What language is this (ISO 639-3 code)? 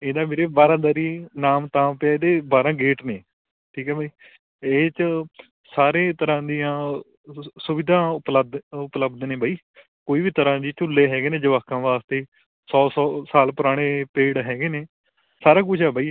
pan